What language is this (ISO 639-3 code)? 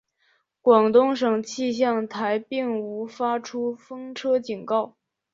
zho